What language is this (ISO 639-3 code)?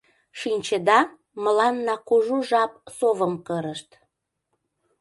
chm